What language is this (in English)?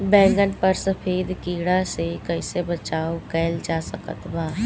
Bhojpuri